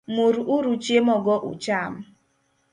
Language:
Luo (Kenya and Tanzania)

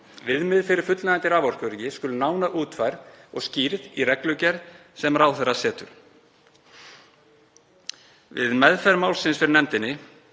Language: Icelandic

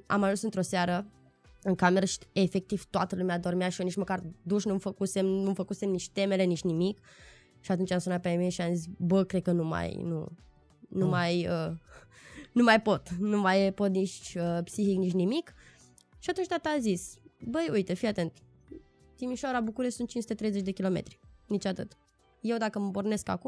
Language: Romanian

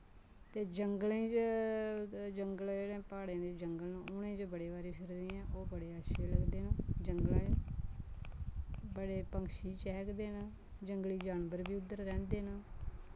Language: Dogri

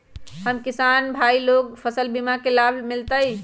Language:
Magahi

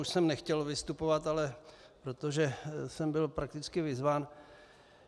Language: Czech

